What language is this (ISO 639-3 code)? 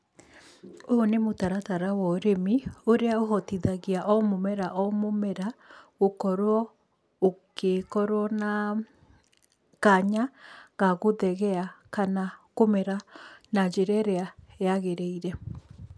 kik